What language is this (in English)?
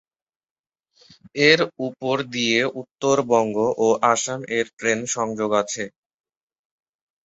Bangla